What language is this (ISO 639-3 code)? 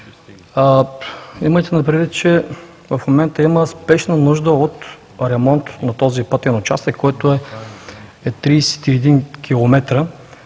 bul